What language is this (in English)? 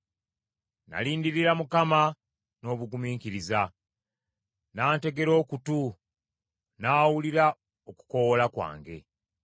Ganda